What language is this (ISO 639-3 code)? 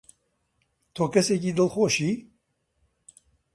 ckb